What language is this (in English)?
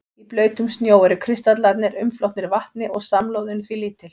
Icelandic